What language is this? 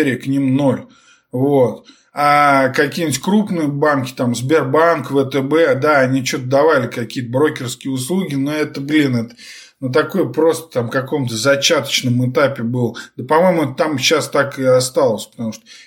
Russian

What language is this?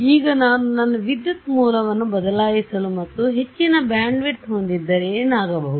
Kannada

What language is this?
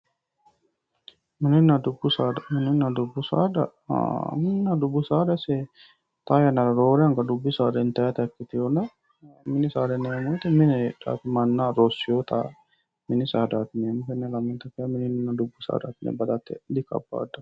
Sidamo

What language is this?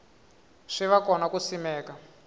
Tsonga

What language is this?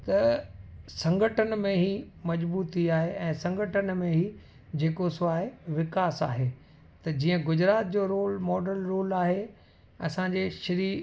Sindhi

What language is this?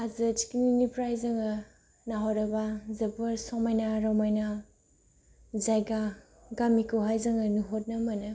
Bodo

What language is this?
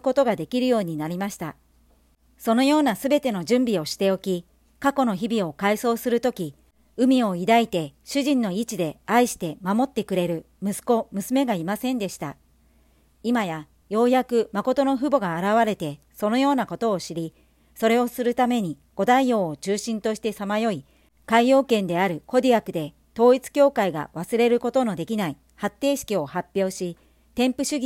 Japanese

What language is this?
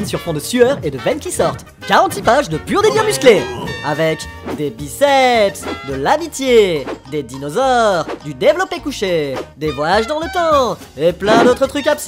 French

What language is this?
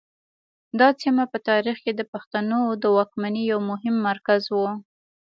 Pashto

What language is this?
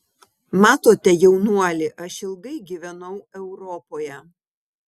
Lithuanian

